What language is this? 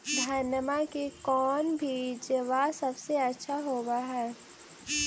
Magahi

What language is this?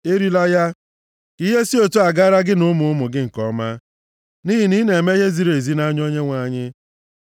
Igbo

